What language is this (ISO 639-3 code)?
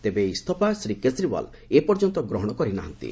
ori